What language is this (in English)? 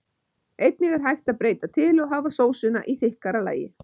Icelandic